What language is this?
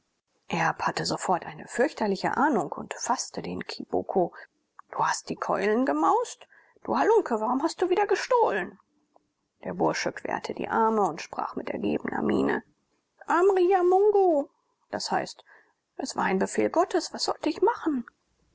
German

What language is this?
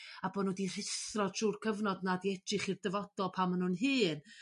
Welsh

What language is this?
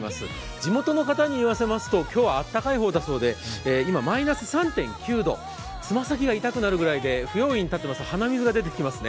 Japanese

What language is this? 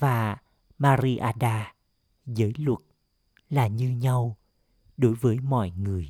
Vietnamese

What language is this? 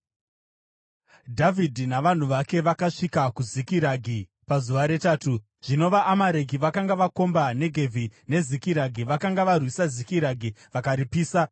Shona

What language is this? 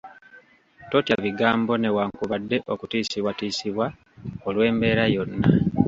Ganda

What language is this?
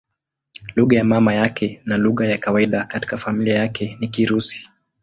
Swahili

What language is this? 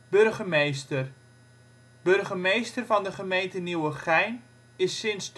Dutch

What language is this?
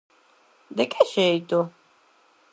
Galician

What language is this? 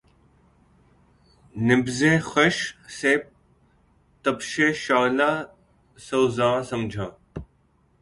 Urdu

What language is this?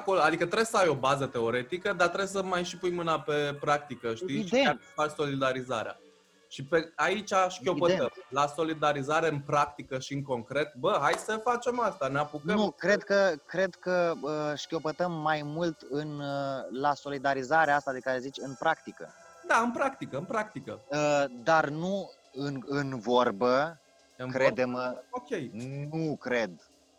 Romanian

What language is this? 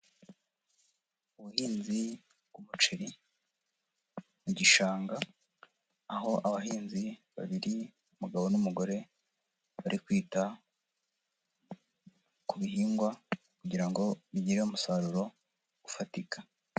Kinyarwanda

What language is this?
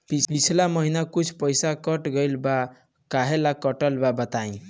Bhojpuri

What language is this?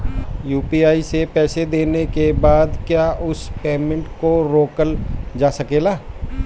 Bhojpuri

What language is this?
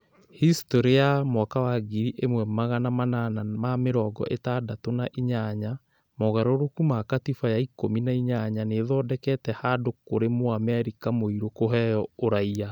Kikuyu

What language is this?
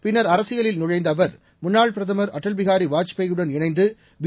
Tamil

